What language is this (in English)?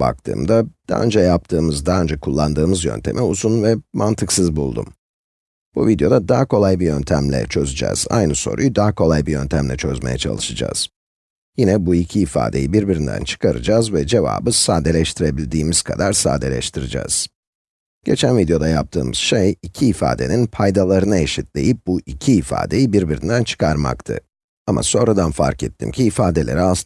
Turkish